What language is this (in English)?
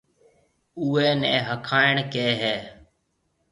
Marwari (Pakistan)